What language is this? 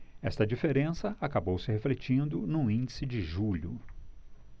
Portuguese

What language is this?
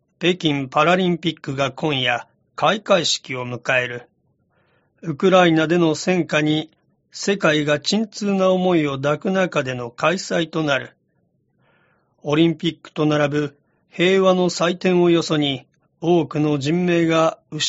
Japanese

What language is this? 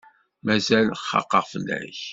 Kabyle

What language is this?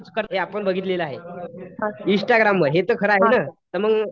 Marathi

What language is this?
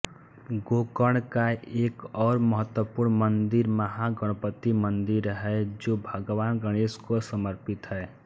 Hindi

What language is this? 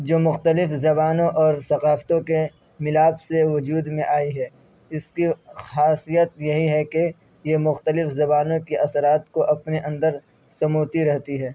Urdu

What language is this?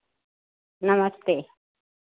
Hindi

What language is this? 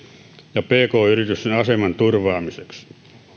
Finnish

